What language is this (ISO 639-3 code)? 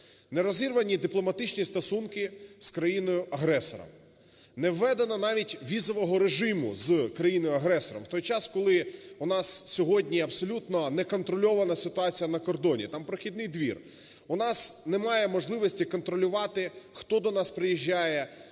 ukr